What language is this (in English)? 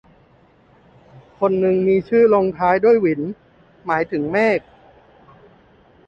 Thai